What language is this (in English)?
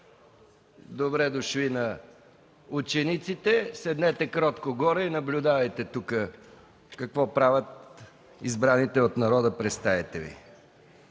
Bulgarian